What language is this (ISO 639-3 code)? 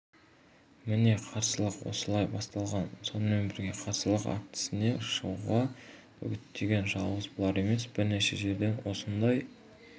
kaz